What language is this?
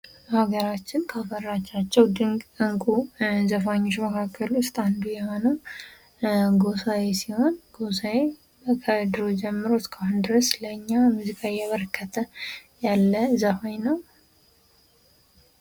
Amharic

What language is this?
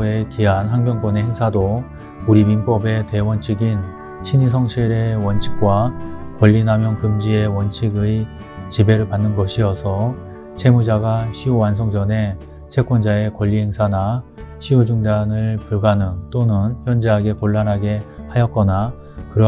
Korean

